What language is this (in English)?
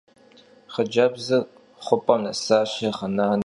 Kabardian